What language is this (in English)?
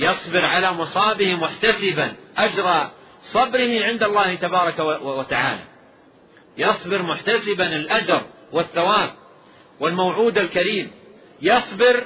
Arabic